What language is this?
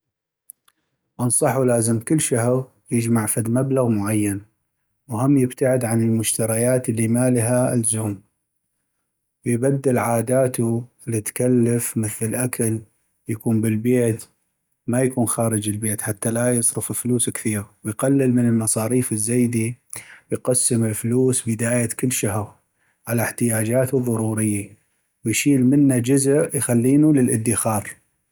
North Mesopotamian Arabic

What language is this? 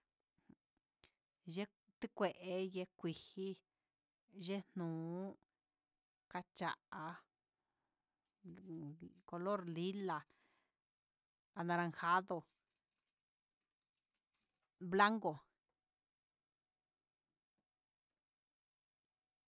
Huitepec Mixtec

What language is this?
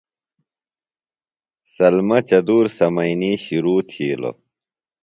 Phalura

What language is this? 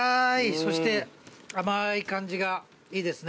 Japanese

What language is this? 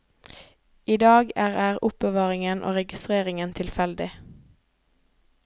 Norwegian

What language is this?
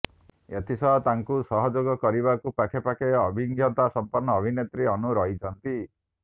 Odia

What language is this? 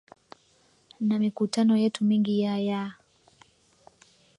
Swahili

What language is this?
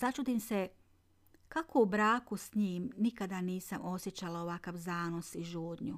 Croatian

